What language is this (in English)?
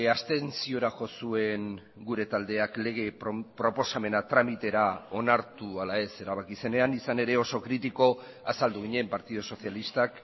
Basque